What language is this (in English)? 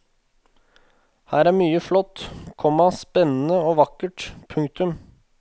Norwegian